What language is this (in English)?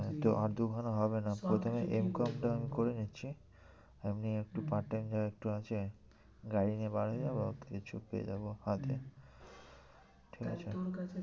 Bangla